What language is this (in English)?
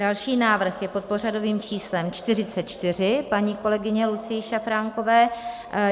Czech